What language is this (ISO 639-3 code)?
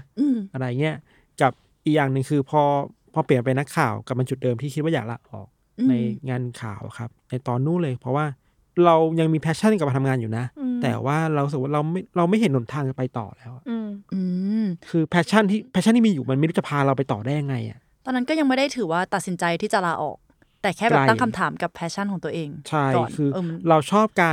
tha